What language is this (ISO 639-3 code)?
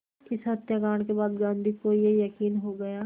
hin